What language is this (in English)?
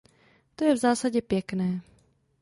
Czech